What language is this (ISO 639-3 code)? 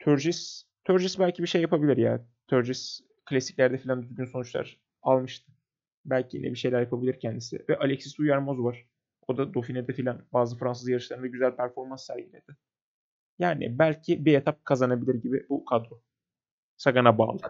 tur